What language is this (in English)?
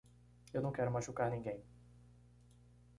Portuguese